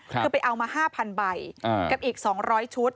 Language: Thai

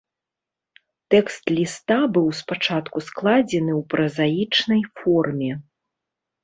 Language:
Belarusian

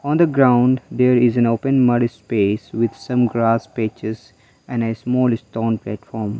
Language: English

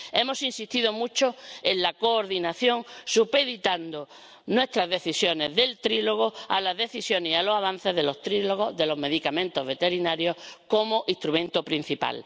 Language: Spanish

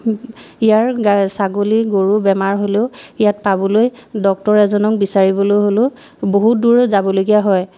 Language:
Assamese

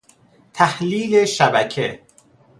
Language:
Persian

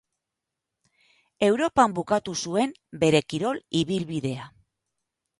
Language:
Basque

